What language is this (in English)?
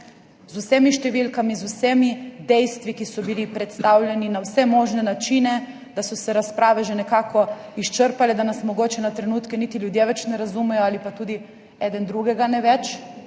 Slovenian